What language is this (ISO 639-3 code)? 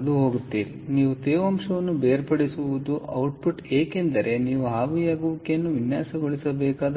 kan